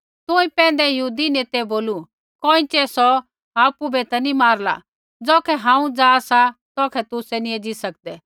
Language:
Kullu Pahari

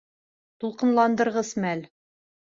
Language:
Bashkir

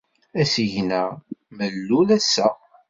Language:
Kabyle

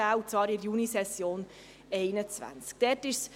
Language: Swiss German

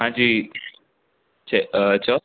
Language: Sindhi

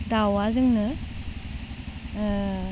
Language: Bodo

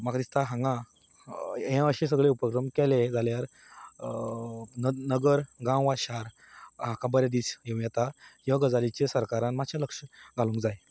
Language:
Konkani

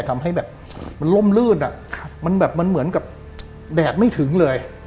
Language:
Thai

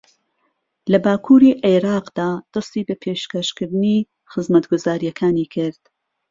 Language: Central Kurdish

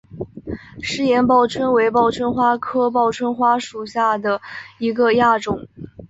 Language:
Chinese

